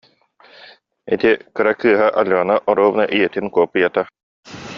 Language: Yakut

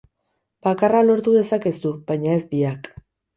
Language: Basque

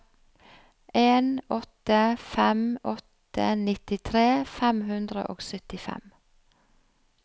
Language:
Norwegian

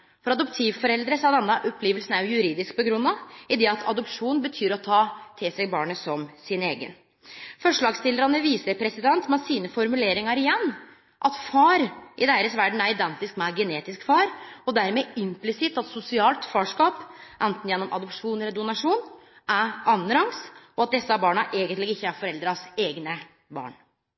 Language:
Norwegian Nynorsk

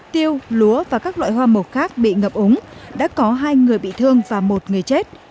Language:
Vietnamese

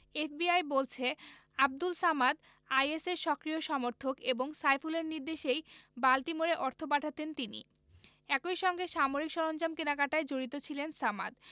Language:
Bangla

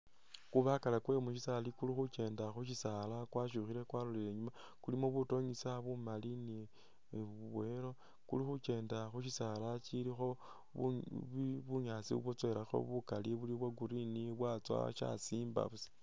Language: Masaaba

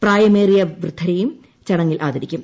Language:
Malayalam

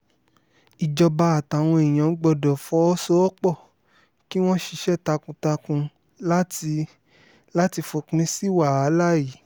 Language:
Yoruba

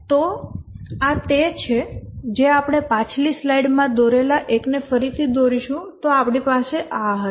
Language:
Gujarati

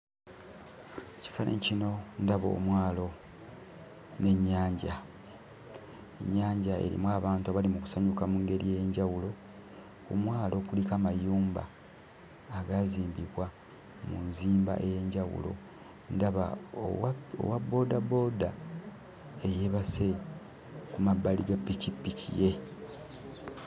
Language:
Ganda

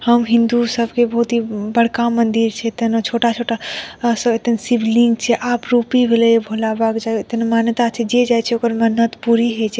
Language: Maithili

